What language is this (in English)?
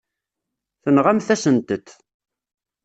Kabyle